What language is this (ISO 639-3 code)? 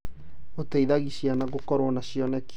kik